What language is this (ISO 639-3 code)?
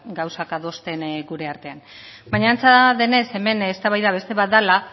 eus